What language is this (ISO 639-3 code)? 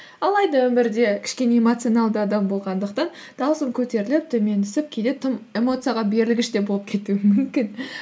kaz